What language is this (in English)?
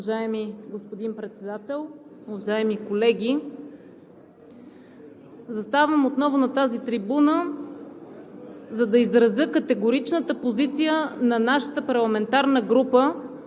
Bulgarian